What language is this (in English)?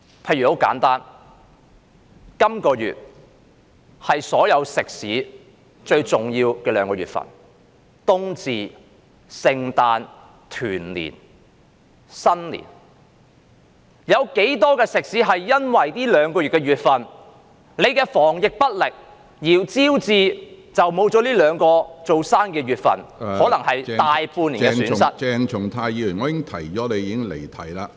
Cantonese